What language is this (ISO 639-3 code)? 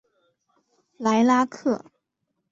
zho